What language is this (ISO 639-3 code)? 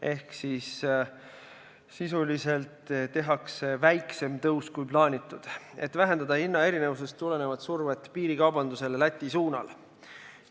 est